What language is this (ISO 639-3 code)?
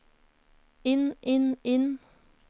nor